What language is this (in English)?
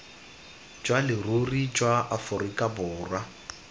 Tswana